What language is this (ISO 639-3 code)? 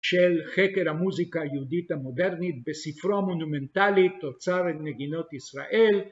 heb